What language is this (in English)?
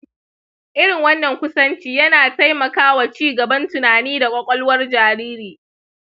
Hausa